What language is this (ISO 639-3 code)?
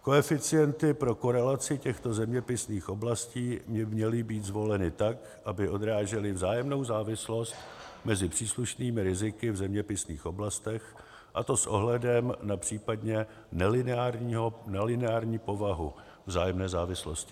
ces